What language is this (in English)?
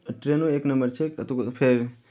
Maithili